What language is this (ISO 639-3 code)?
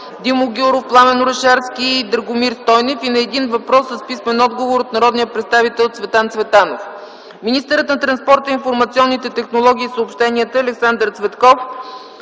bul